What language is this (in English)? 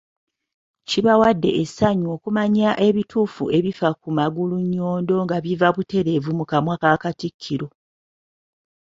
Ganda